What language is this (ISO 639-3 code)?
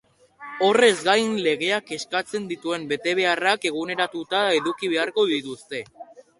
eus